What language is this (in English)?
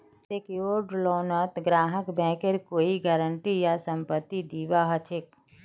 Magahi